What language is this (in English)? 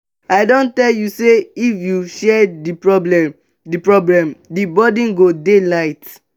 Nigerian Pidgin